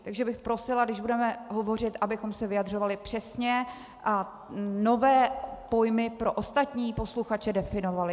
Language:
Czech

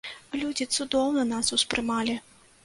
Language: Belarusian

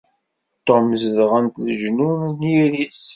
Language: Kabyle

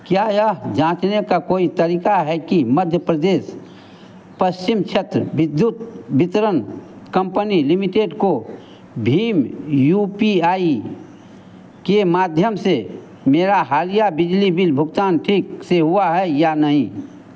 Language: Hindi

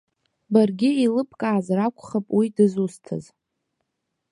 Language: Abkhazian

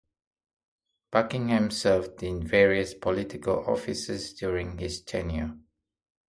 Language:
English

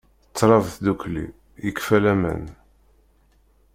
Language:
Kabyle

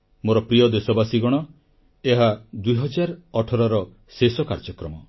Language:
Odia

